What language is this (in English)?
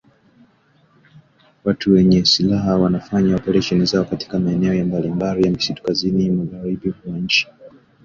Swahili